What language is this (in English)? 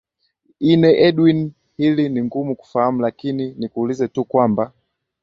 Swahili